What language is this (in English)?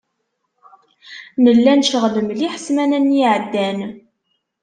Kabyle